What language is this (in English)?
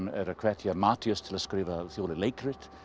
Icelandic